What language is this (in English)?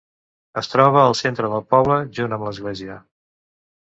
Catalan